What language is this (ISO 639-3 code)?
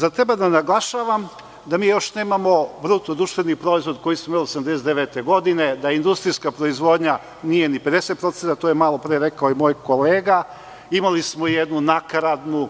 srp